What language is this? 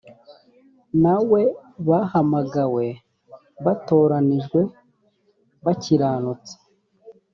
Kinyarwanda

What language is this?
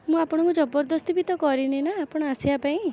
Odia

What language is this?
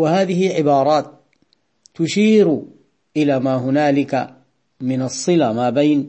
Arabic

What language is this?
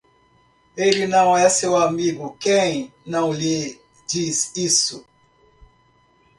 Portuguese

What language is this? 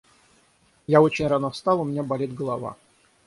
Russian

